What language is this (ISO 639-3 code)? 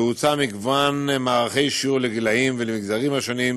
heb